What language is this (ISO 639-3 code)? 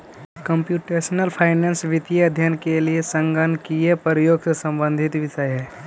mag